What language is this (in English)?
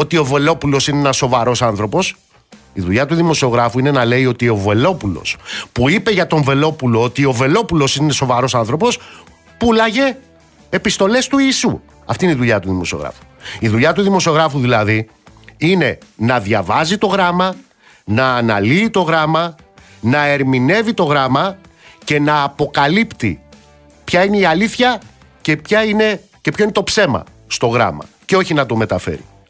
Greek